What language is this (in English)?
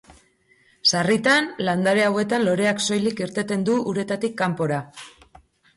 Basque